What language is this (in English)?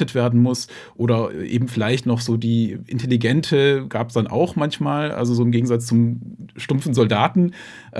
German